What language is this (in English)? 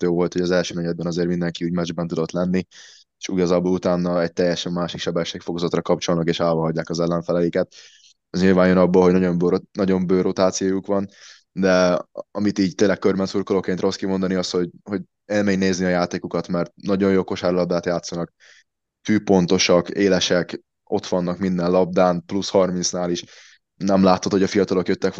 Hungarian